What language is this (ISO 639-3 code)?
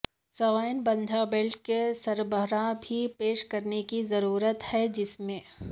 urd